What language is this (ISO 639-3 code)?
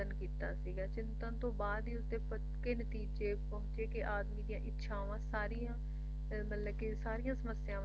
pan